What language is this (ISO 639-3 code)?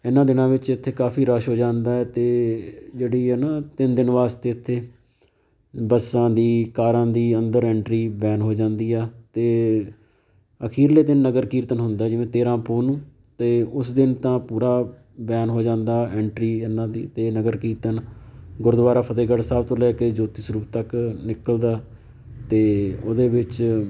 pan